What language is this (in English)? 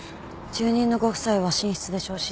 Japanese